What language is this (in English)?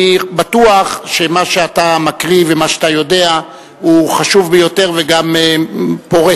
Hebrew